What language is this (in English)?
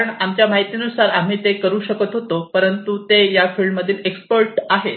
Marathi